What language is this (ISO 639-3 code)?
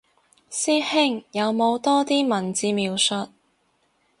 yue